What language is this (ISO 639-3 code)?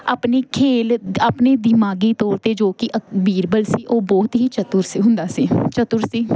pan